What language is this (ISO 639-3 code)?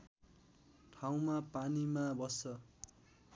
nep